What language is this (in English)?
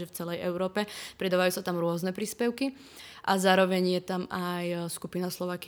Czech